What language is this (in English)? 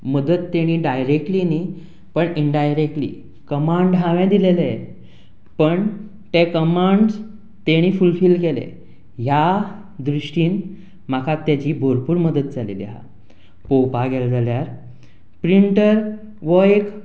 Konkani